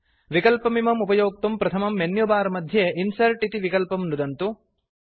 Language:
Sanskrit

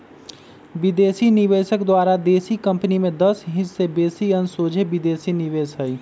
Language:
Magahi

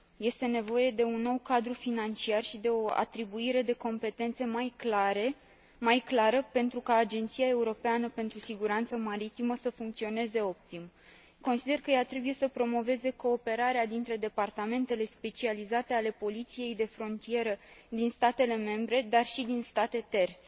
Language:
Romanian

